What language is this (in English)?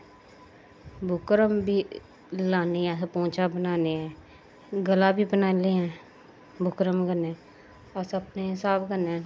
Dogri